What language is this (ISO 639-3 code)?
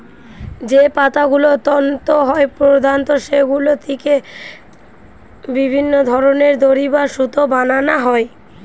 ben